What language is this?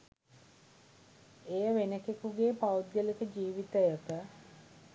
Sinhala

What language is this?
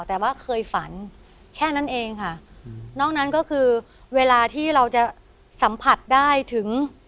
Thai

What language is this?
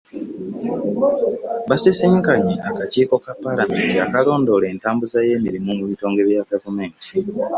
Ganda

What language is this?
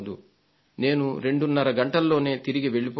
Telugu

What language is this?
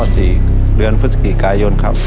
Thai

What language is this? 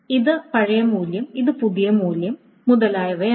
Malayalam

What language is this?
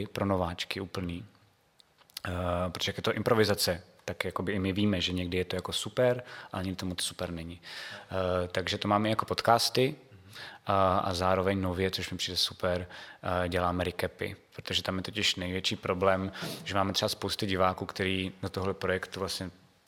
Czech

